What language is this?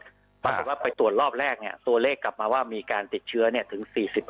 Thai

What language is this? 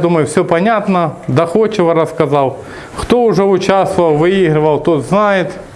Russian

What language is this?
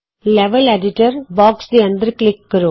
Punjabi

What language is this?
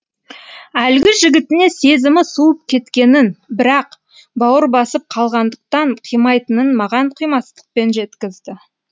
Kazakh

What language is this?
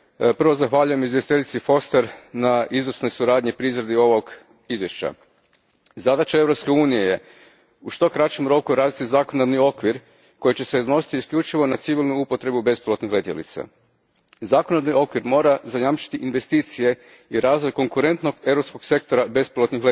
Croatian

